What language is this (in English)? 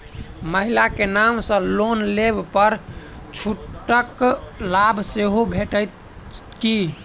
Maithili